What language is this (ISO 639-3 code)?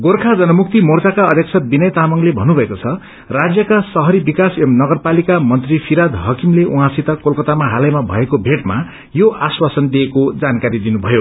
nep